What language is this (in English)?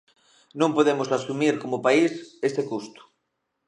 Galician